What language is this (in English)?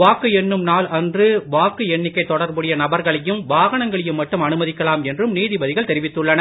Tamil